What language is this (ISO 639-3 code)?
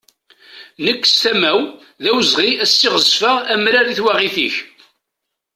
kab